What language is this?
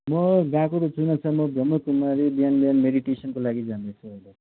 Nepali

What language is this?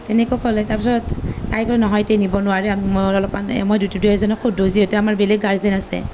Assamese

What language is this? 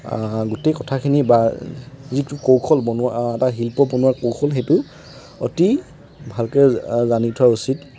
Assamese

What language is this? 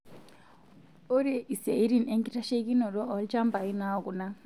Masai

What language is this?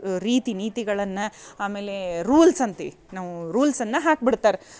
Kannada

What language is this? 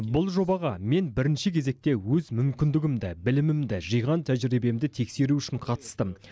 Kazakh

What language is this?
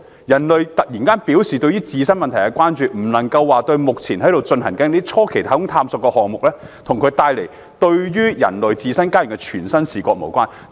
Cantonese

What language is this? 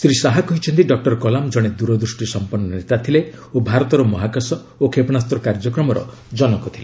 Odia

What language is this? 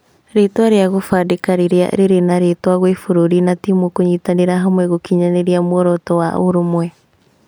Kikuyu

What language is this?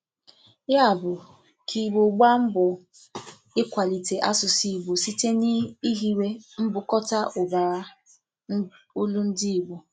Igbo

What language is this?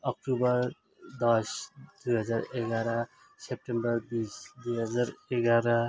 Nepali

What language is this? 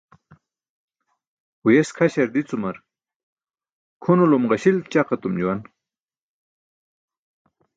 Burushaski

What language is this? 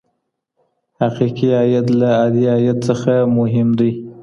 Pashto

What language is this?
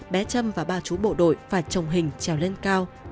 Vietnamese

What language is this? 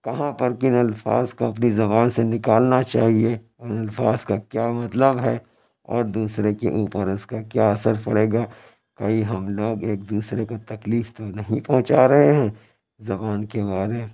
Urdu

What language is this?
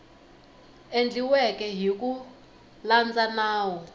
Tsonga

